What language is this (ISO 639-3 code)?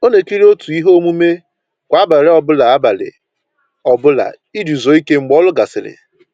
ibo